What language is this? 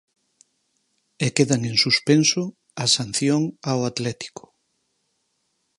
Galician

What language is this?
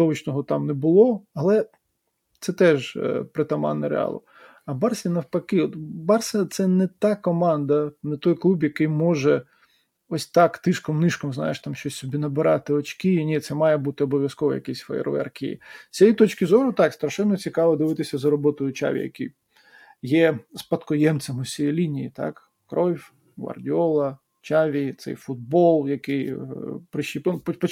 Ukrainian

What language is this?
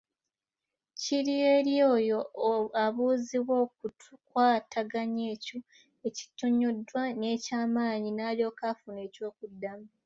Ganda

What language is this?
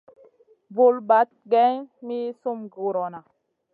Masana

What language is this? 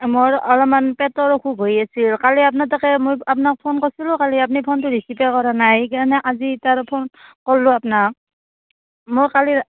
Assamese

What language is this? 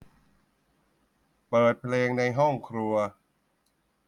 Thai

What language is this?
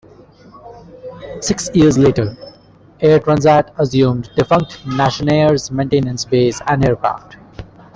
English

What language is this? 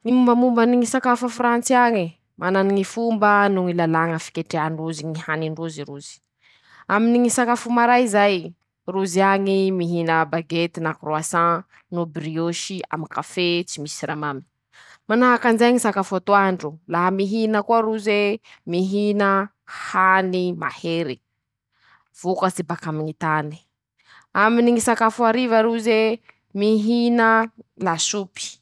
Masikoro Malagasy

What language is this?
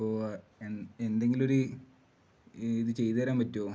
Malayalam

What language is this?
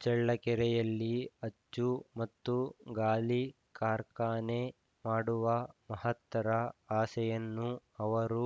Kannada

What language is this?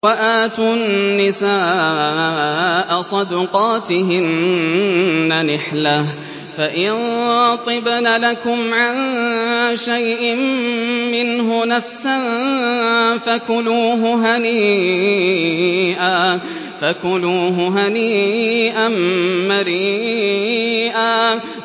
Arabic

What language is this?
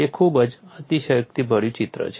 Gujarati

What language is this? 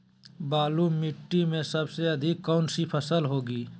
Magahi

